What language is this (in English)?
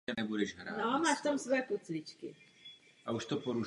Czech